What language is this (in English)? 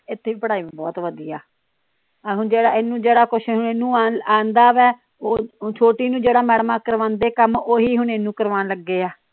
Punjabi